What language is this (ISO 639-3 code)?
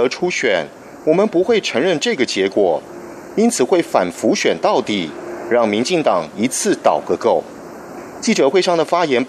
zho